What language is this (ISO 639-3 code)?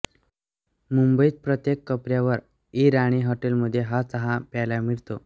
mar